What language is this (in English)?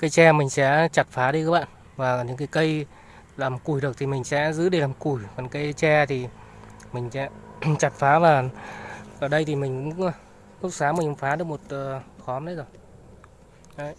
Vietnamese